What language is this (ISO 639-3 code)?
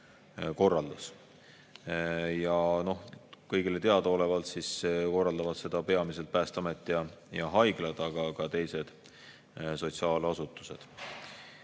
est